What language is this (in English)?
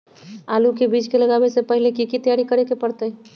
Magahi